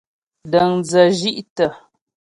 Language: Ghomala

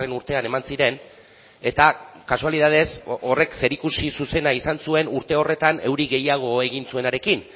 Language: Basque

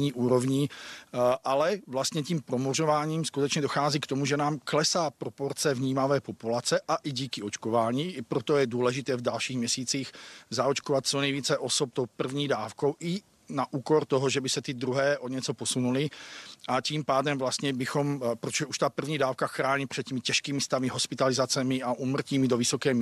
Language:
Czech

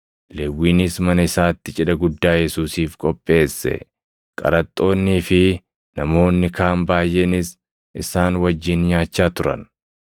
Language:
Oromo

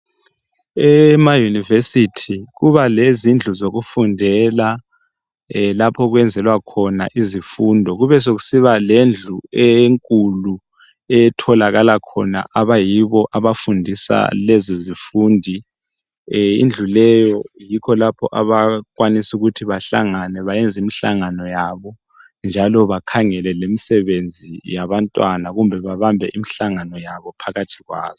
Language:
North Ndebele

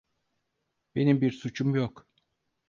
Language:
Turkish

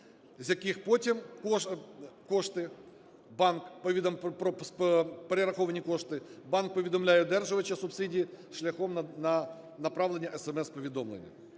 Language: Ukrainian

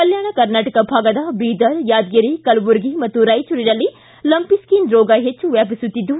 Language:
Kannada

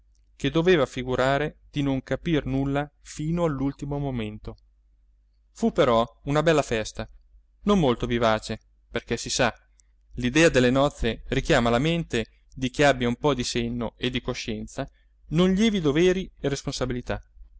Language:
Italian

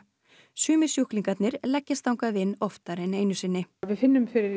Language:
Icelandic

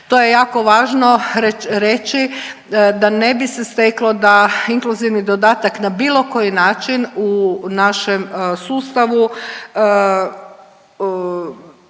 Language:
Croatian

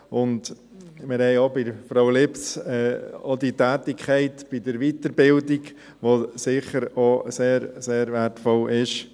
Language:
Swiss German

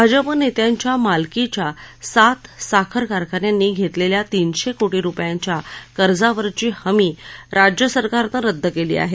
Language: Marathi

